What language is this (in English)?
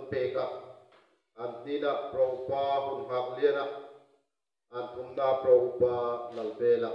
Romanian